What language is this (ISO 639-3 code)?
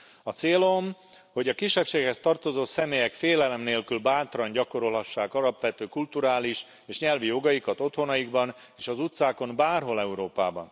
hun